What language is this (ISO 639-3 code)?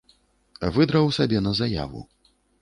bel